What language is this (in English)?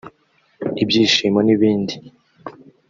Kinyarwanda